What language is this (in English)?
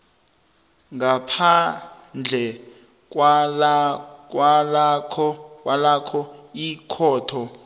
South Ndebele